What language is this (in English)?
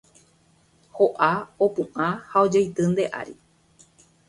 Guarani